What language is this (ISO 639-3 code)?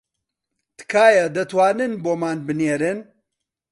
ckb